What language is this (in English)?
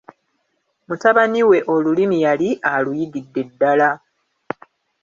Ganda